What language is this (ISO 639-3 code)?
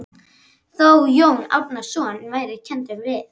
isl